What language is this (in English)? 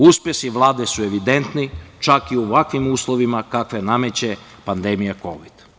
Serbian